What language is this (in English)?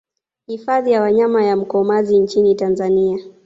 Swahili